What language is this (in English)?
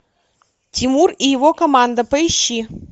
Russian